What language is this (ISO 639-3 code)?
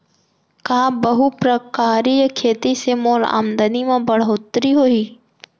hne